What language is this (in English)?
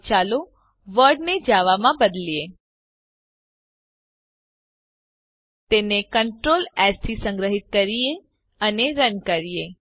Gujarati